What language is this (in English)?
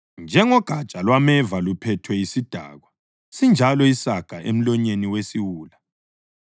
North Ndebele